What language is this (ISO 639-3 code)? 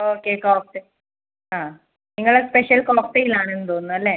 mal